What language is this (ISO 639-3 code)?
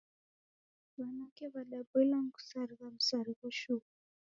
dav